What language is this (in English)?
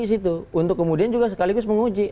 Indonesian